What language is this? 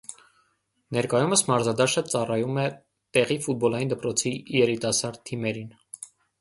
Armenian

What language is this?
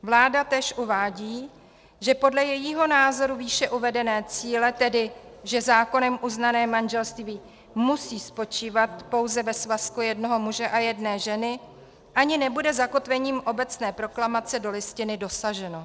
Czech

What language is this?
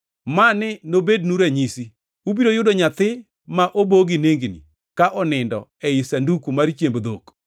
Luo (Kenya and Tanzania)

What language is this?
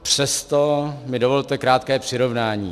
Czech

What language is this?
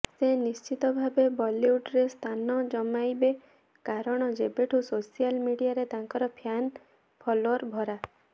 Odia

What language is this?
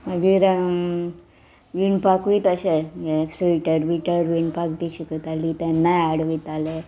Konkani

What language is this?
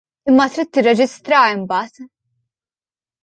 Maltese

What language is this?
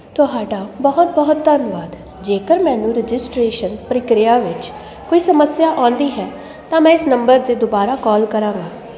Punjabi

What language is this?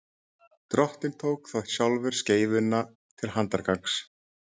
Icelandic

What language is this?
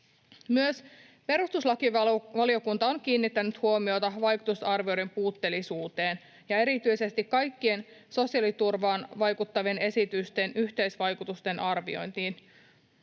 Finnish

